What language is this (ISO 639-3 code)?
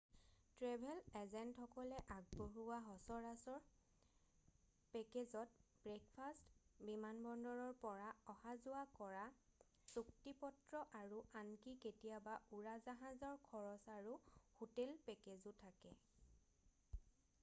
asm